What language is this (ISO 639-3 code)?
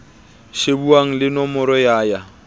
sot